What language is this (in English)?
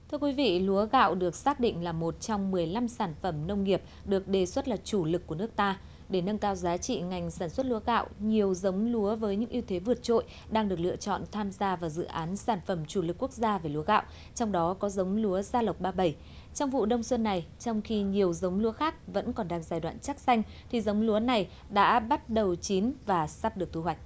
Vietnamese